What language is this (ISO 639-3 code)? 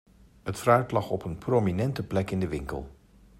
nld